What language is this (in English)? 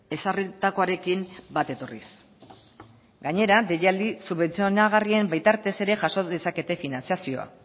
Basque